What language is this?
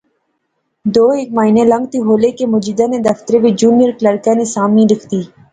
Pahari-Potwari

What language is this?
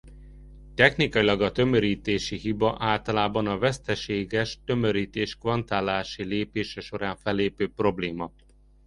Hungarian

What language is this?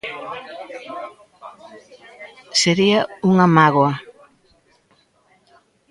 Galician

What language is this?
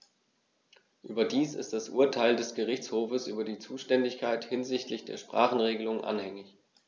German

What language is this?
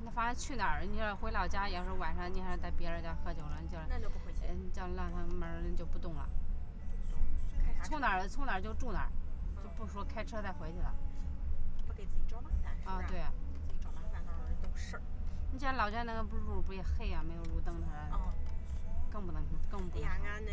Chinese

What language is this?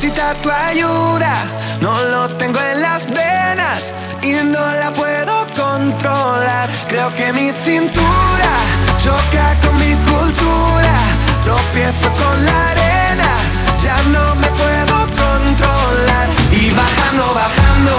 Italian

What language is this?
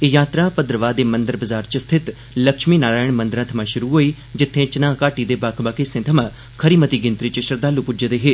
Dogri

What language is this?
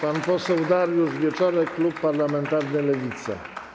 Polish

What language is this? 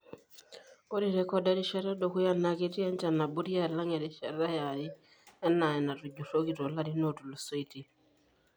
Masai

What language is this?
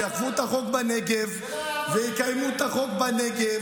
Hebrew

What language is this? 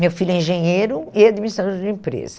Portuguese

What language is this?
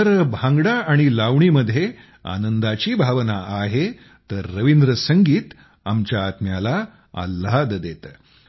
Marathi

